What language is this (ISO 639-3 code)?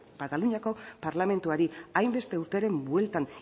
eus